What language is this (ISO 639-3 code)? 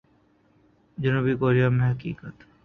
urd